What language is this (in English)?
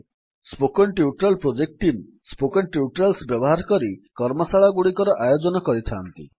Odia